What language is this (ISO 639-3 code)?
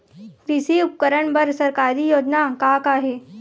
hne